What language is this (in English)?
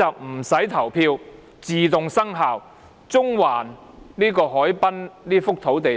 Cantonese